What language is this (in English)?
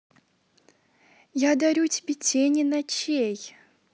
Russian